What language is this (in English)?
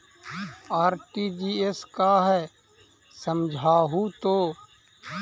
Magahi